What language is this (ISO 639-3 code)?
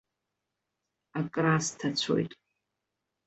abk